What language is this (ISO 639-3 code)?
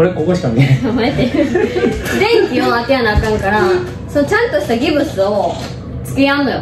jpn